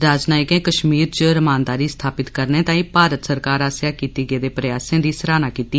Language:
Dogri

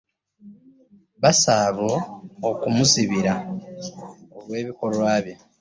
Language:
Ganda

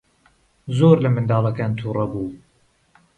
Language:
Central Kurdish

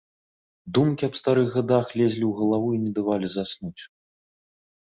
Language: Belarusian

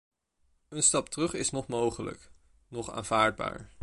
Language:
Dutch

